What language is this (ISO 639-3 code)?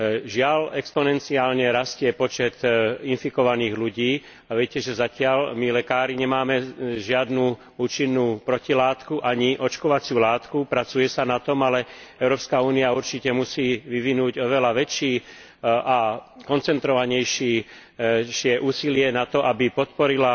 slk